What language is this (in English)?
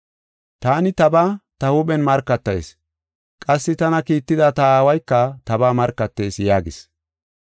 Gofa